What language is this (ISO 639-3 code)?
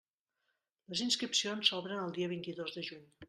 cat